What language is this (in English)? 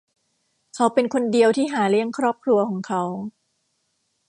Thai